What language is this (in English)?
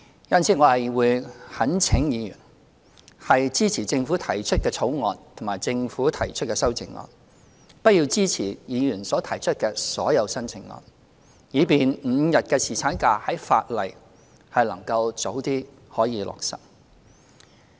Cantonese